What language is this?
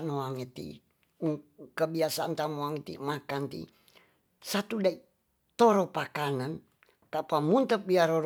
Tonsea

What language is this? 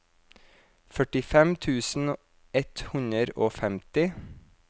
Norwegian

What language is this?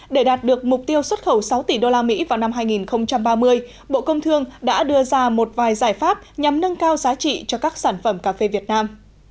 Vietnamese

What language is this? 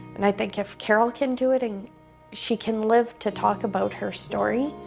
English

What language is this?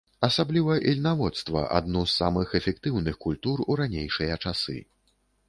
Belarusian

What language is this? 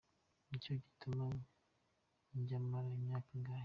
Kinyarwanda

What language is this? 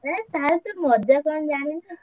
Odia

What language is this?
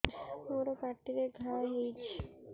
Odia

